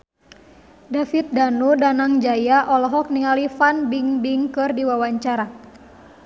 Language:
Sundanese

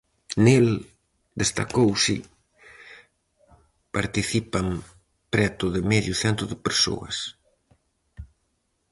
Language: Galician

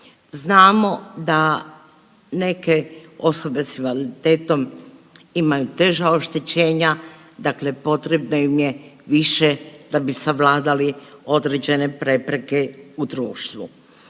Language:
Croatian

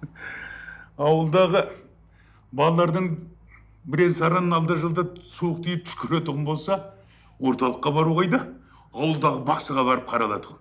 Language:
Turkish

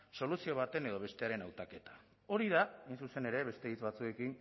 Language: Basque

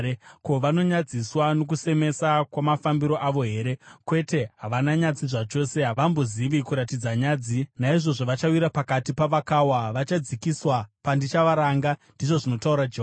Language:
Shona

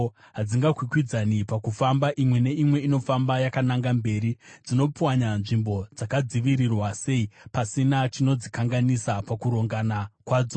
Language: Shona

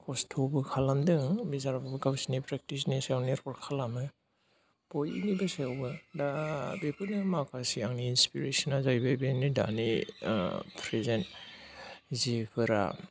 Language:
Bodo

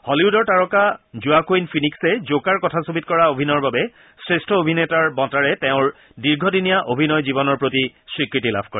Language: Assamese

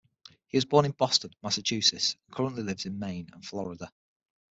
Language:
English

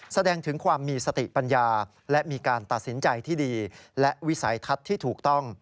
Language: Thai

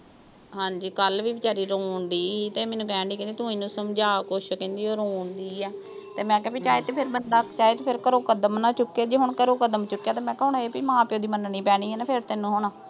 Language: Punjabi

